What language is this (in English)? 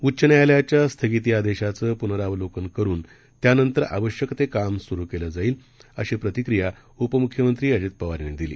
Marathi